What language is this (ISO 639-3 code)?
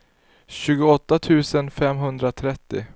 swe